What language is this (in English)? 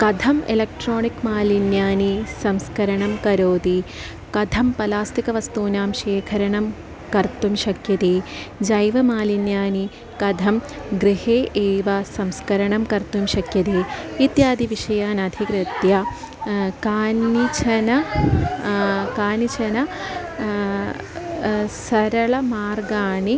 Sanskrit